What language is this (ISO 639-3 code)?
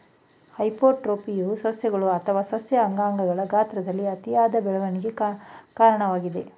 kan